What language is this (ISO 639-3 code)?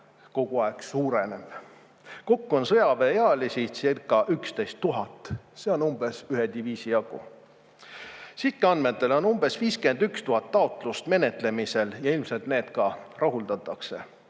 est